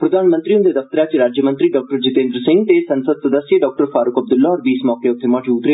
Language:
Dogri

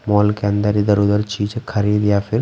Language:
Hindi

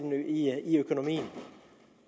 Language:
Danish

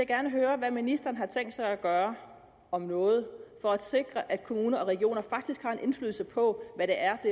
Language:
Danish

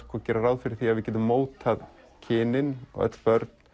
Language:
Icelandic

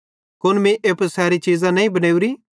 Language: Bhadrawahi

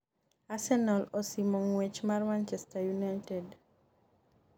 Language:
Luo (Kenya and Tanzania)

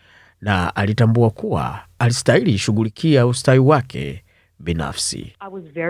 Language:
Swahili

